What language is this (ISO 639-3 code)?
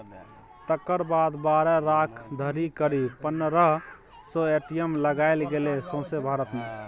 mai